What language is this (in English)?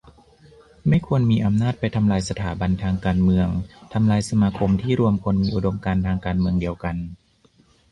Thai